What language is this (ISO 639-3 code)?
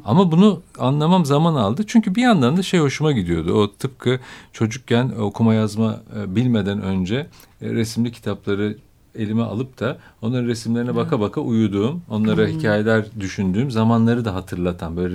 tur